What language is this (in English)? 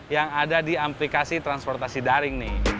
Indonesian